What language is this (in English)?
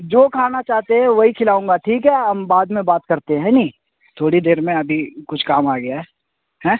Urdu